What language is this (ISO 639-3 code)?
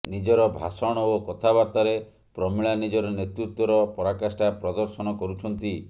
ori